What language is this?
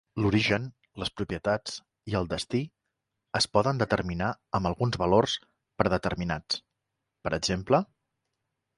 Catalan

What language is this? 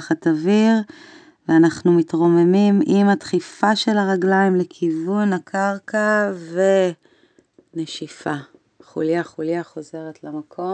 Hebrew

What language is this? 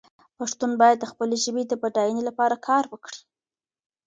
Pashto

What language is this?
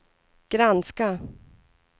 Swedish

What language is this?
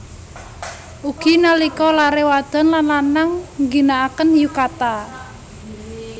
Javanese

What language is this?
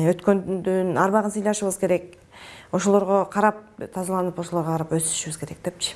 Turkish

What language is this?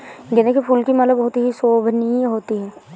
Hindi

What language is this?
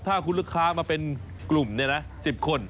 Thai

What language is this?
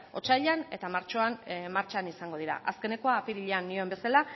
Basque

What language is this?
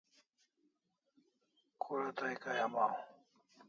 Kalasha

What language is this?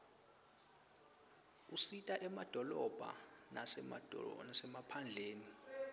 Swati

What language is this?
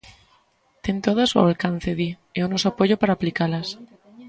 Galician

